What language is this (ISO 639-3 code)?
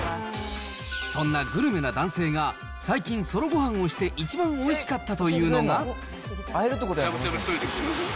jpn